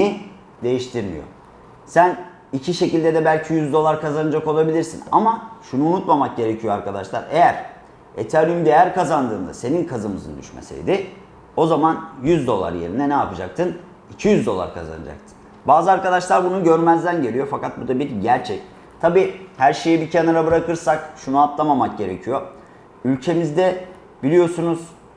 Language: Turkish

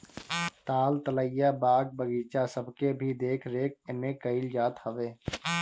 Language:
Bhojpuri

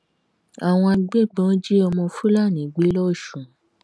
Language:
Yoruba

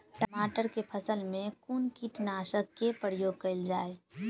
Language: Maithili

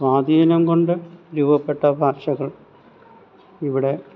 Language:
Malayalam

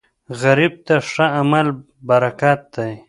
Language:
Pashto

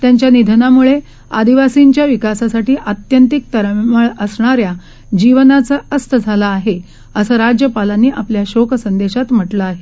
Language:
Marathi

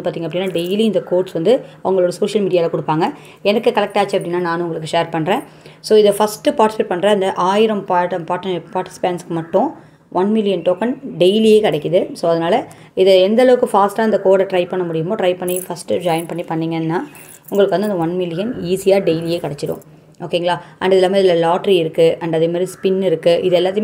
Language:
Tamil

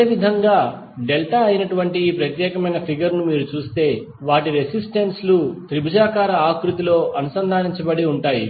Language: Telugu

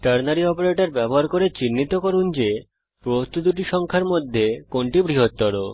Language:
Bangla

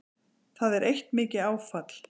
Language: Icelandic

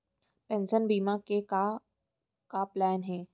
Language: Chhattisgarhi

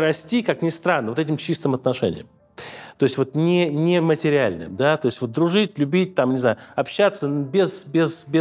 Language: Russian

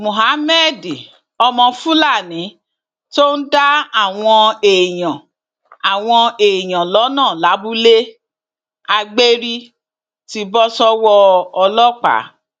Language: Yoruba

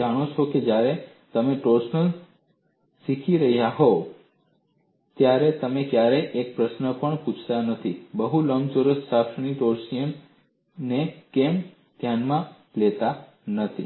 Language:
Gujarati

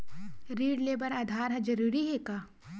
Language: Chhattisgarhi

